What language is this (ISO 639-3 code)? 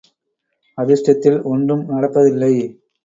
tam